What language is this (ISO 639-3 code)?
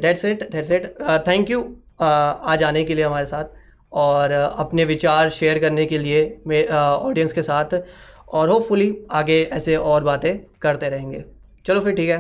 hin